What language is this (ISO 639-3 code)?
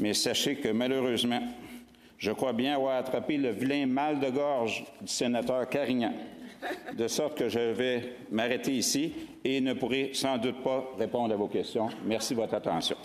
fra